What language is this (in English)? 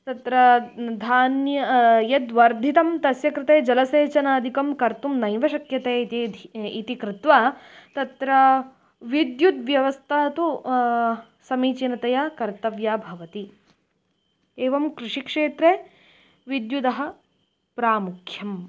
Sanskrit